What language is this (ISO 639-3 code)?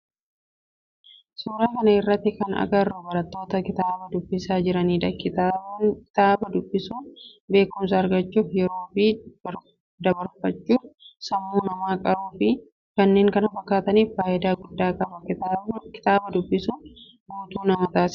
orm